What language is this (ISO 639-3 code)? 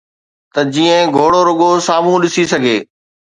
snd